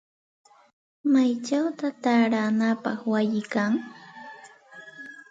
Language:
Santa Ana de Tusi Pasco Quechua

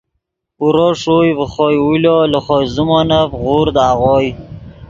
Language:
Yidgha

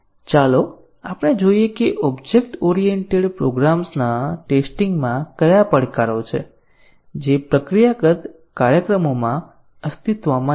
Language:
Gujarati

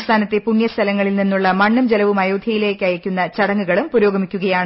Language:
Malayalam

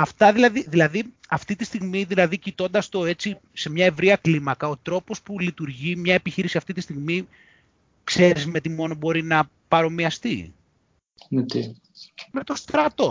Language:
Greek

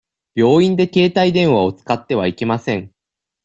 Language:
Japanese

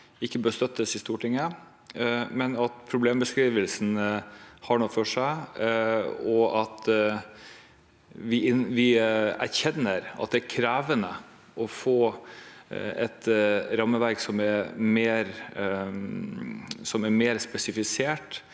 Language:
Norwegian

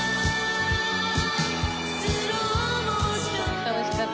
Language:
Japanese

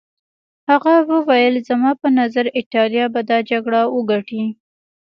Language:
Pashto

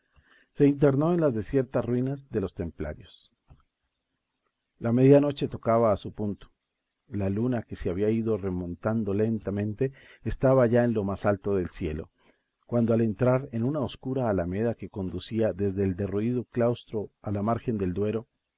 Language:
Spanish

